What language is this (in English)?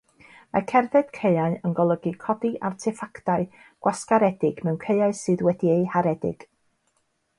Welsh